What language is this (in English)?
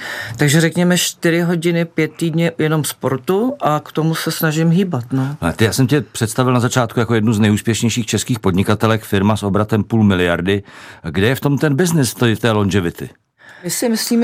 Czech